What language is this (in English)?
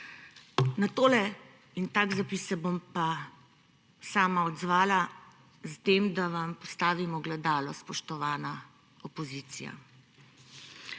Slovenian